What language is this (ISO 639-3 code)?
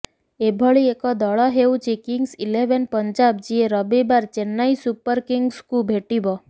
ori